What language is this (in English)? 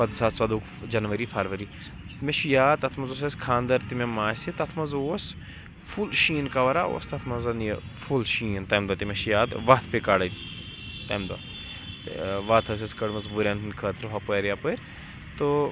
Kashmiri